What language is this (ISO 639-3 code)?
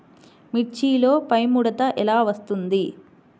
tel